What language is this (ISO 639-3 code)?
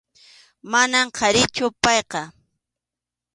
qxu